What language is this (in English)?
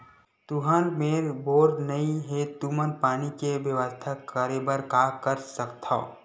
Chhattisgarhi